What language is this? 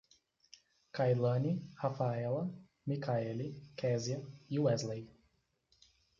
Portuguese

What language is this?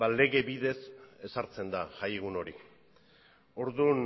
Basque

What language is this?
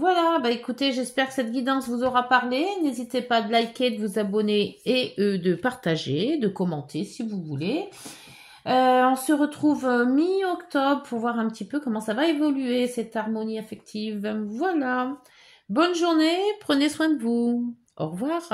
French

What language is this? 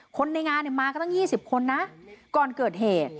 Thai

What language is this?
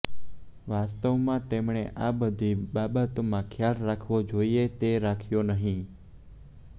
Gujarati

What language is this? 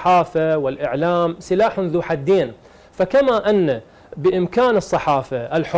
Arabic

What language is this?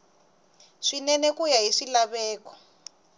Tsonga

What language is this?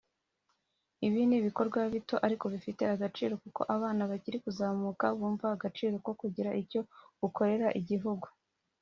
Kinyarwanda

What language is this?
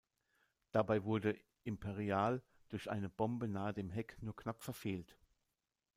German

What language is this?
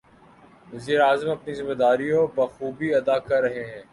Urdu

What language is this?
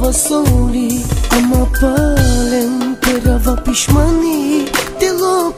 Bulgarian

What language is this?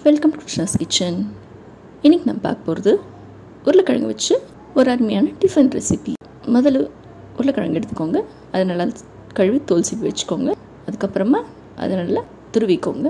Tamil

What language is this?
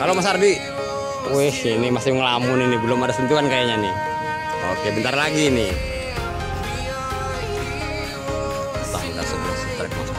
Indonesian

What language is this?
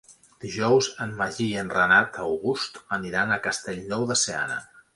Catalan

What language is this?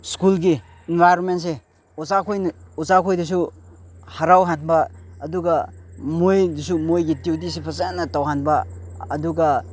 Manipuri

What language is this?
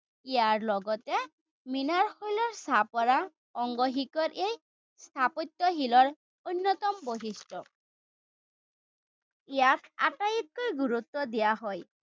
Assamese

